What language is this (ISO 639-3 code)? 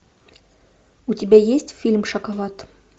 rus